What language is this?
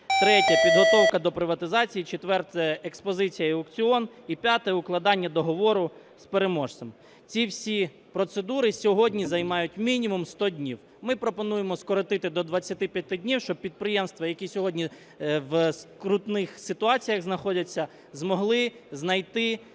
Ukrainian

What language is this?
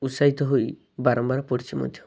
Odia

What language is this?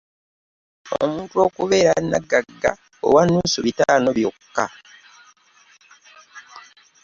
Ganda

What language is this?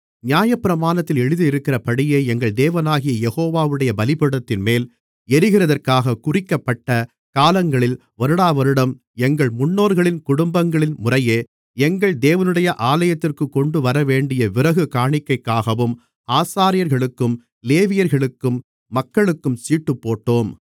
Tamil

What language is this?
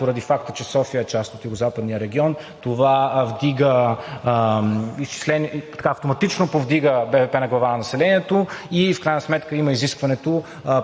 Bulgarian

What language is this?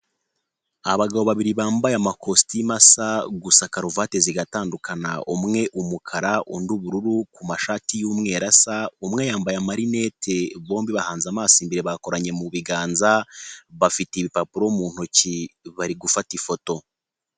Kinyarwanda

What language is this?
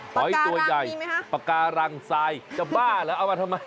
Thai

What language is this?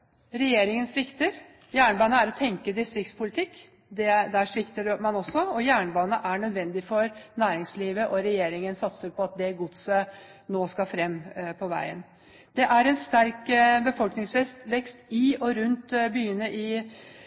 Norwegian Bokmål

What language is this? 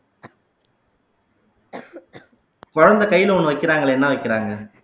Tamil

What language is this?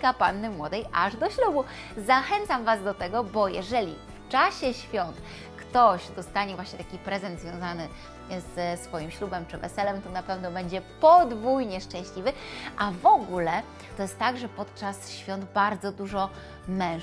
Polish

